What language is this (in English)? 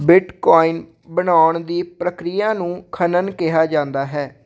Punjabi